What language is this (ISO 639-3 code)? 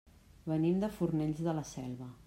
cat